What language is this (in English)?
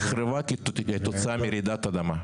Hebrew